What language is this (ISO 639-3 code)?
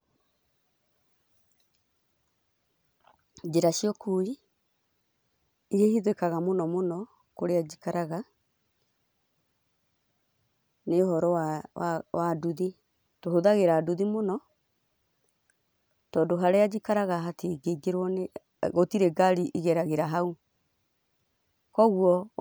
kik